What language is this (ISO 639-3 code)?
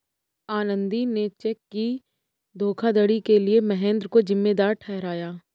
hin